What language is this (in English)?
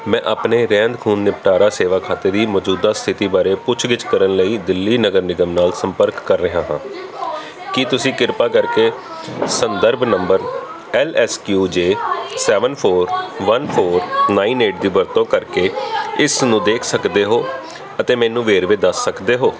Punjabi